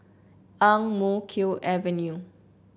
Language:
English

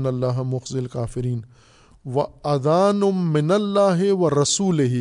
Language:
Urdu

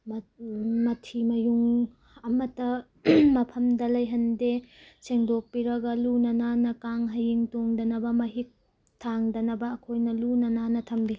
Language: Manipuri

